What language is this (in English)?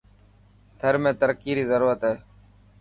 Dhatki